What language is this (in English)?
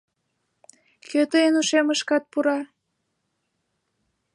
Mari